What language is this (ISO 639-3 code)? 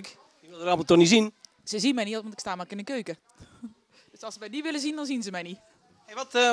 nld